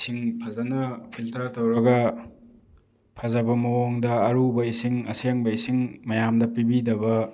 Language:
Manipuri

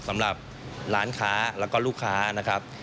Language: Thai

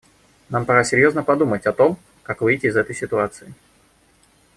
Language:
Russian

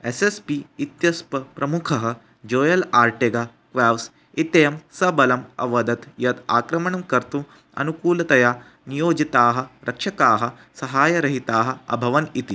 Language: Sanskrit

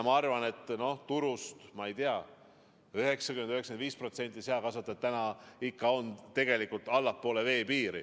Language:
Estonian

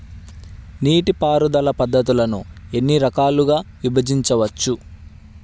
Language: Telugu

